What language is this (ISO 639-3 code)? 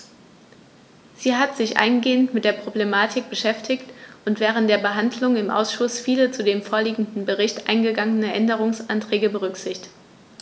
deu